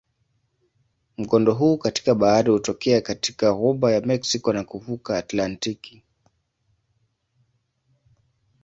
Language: Swahili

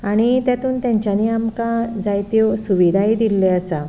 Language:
Konkani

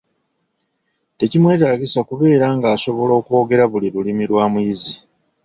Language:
Ganda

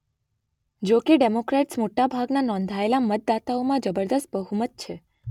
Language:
Gujarati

